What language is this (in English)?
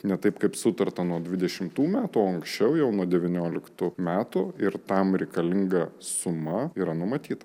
Lithuanian